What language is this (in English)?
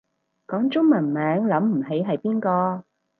Cantonese